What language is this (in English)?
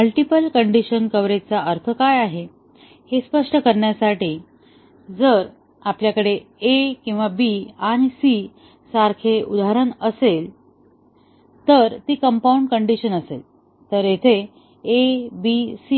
Marathi